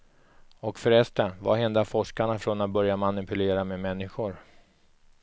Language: Swedish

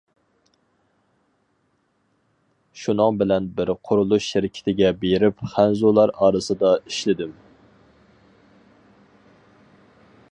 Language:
Uyghur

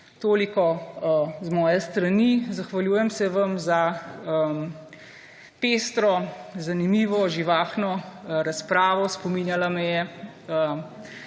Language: Slovenian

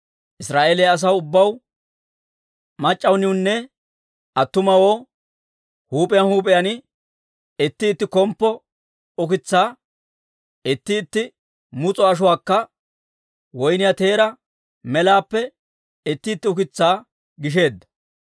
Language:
Dawro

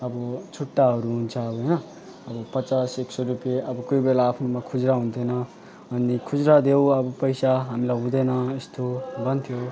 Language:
Nepali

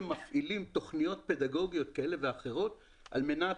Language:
Hebrew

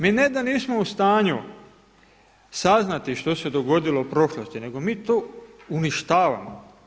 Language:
Croatian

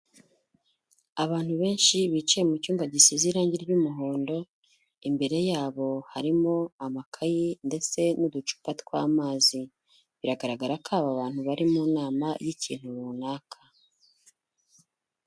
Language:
Kinyarwanda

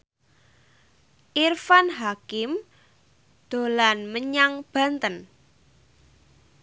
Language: Javanese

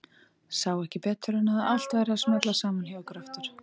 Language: Icelandic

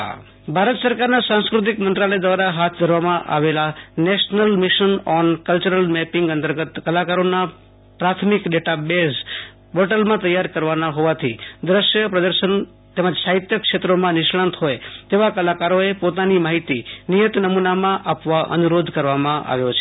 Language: Gujarati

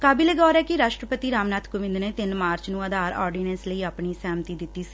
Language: Punjabi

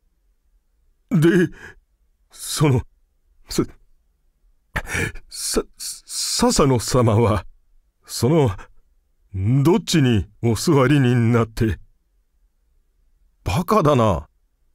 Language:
Japanese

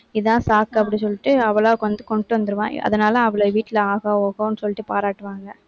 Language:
Tamil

